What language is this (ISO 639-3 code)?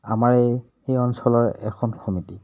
asm